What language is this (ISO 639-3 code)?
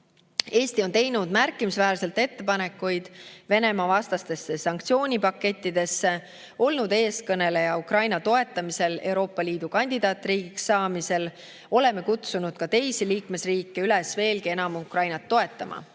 est